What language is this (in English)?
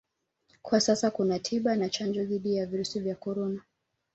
Swahili